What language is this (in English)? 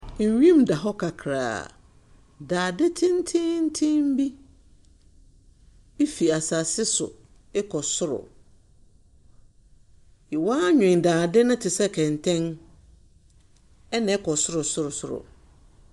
Akan